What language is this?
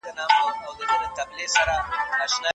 Pashto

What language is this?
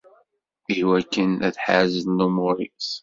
Kabyle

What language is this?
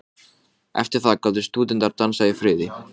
Icelandic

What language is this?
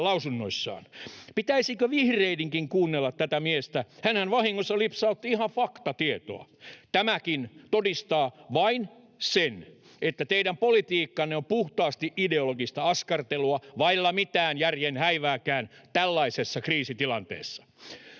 Finnish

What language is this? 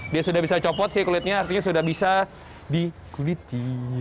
Indonesian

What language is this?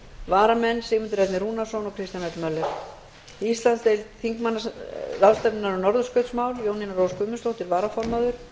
Icelandic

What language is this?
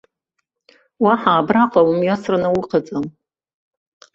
Abkhazian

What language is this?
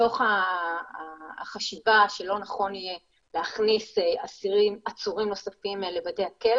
Hebrew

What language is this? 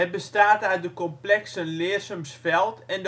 Dutch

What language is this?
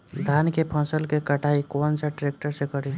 Bhojpuri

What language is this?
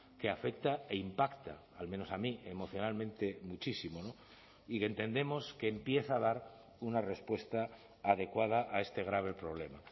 Spanish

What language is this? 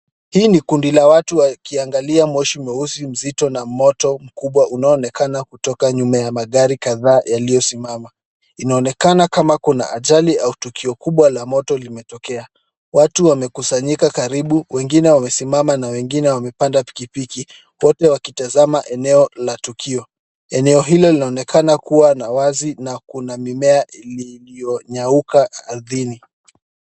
Swahili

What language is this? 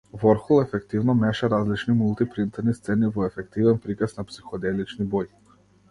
Macedonian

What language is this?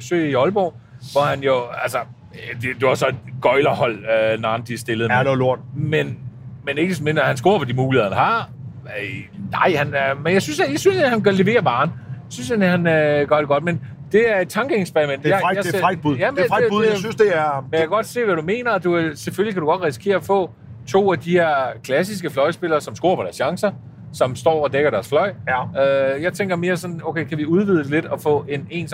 Danish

